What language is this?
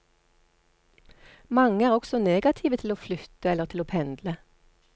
Norwegian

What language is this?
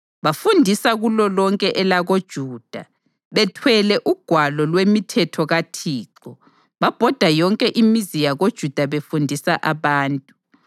North Ndebele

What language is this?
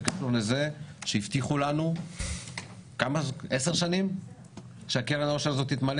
Hebrew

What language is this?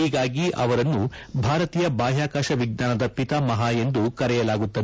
Kannada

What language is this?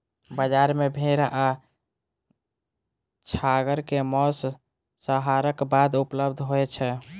Maithili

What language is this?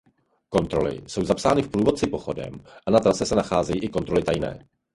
Czech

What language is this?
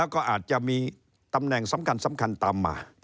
Thai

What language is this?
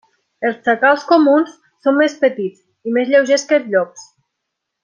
Catalan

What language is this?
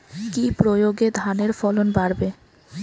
Bangla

